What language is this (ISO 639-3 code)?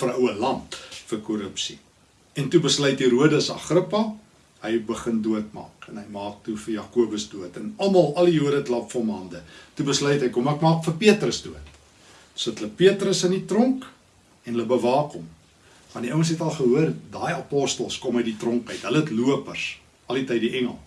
nld